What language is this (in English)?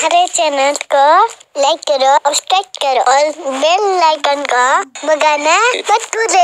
Romanian